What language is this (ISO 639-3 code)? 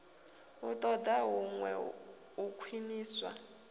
ven